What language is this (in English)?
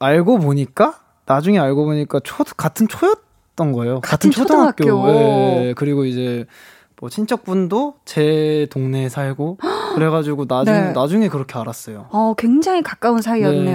Korean